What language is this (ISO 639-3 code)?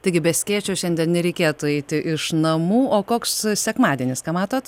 lit